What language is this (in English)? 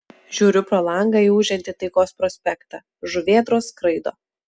Lithuanian